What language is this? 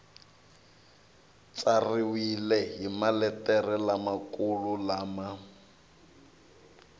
Tsonga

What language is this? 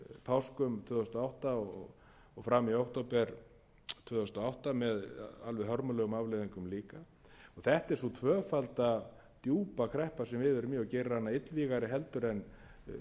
Icelandic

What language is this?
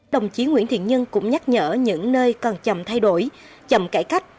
Vietnamese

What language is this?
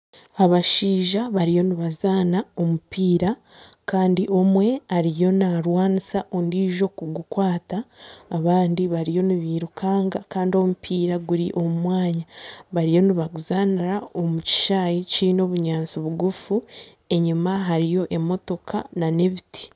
Nyankole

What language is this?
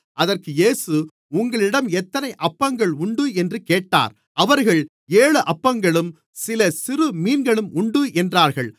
Tamil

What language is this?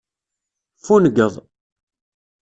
Kabyle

